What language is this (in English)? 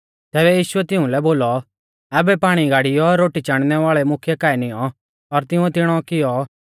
Mahasu Pahari